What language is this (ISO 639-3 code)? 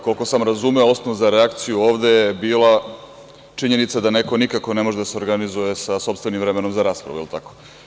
srp